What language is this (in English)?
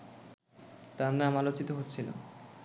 Bangla